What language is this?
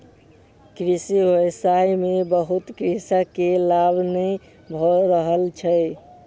Maithili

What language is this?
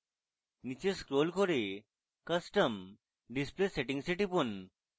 Bangla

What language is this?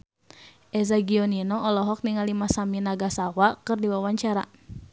Sundanese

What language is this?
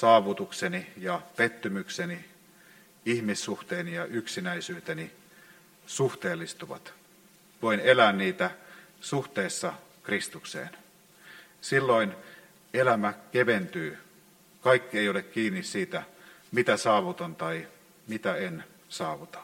Finnish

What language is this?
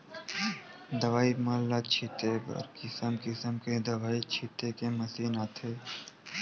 Chhattisgarhi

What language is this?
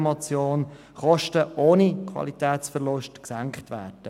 Swiss German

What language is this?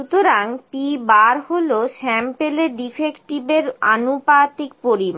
Bangla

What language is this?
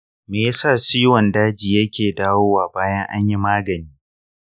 Hausa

